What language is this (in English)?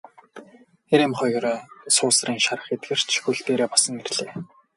Mongolian